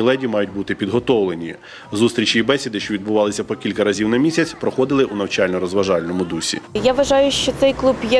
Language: Ukrainian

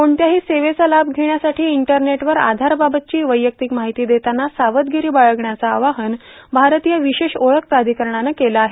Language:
Marathi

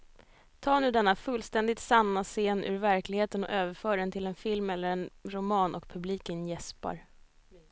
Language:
Swedish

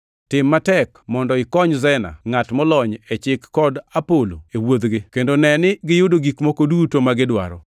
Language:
Luo (Kenya and Tanzania)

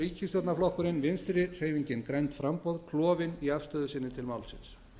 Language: Icelandic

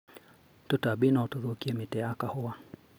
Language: Kikuyu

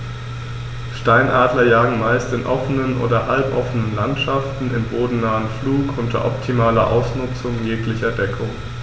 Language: German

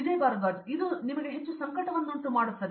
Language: Kannada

